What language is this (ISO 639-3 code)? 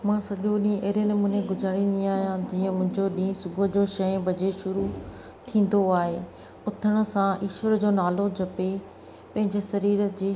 snd